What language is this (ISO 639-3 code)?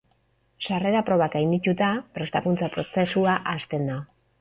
eus